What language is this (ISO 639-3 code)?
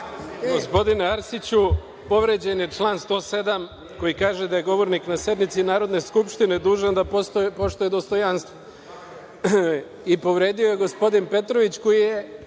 srp